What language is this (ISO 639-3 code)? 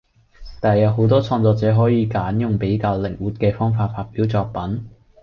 yue